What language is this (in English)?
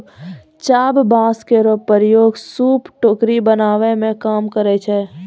Maithili